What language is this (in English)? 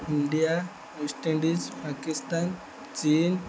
Odia